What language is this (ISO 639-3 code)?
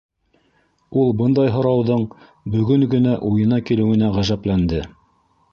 bak